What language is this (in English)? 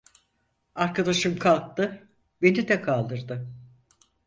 Turkish